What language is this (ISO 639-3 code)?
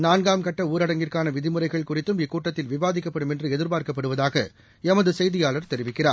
tam